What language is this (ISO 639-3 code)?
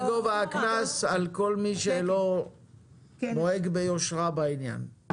heb